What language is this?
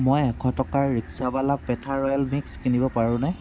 Assamese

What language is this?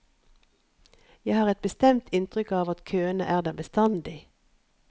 Norwegian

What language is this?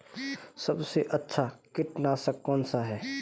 Hindi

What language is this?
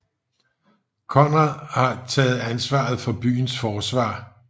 Danish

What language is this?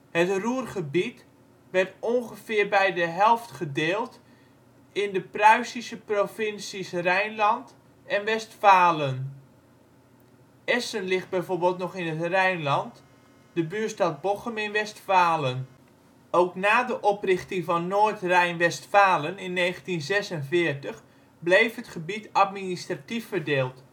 Dutch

